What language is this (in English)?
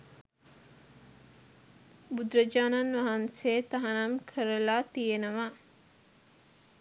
Sinhala